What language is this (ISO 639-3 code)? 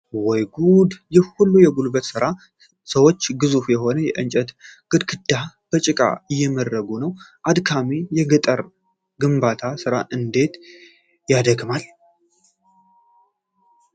amh